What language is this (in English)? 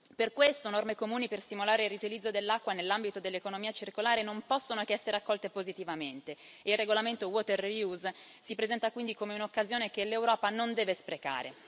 Italian